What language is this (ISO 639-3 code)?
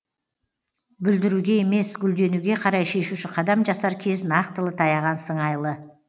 kaz